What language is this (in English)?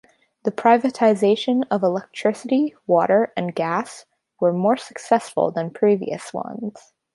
English